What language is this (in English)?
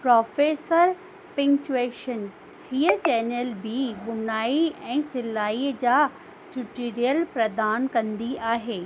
Sindhi